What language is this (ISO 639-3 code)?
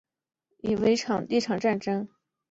zho